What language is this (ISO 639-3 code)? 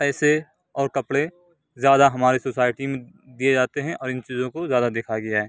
urd